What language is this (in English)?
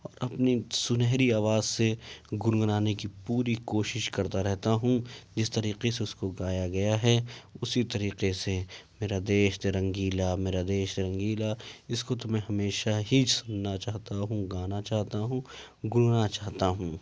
Urdu